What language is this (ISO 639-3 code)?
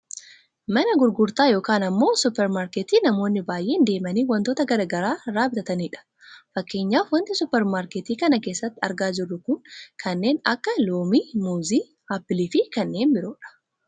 orm